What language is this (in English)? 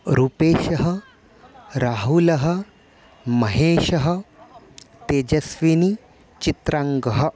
Sanskrit